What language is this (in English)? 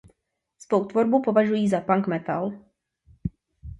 Czech